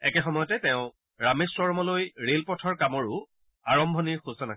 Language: Assamese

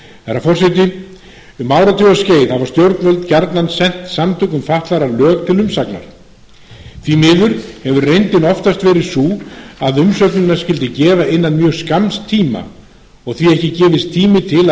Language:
Icelandic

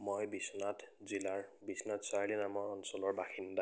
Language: Assamese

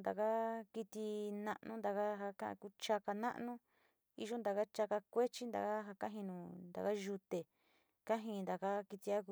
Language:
Sinicahua Mixtec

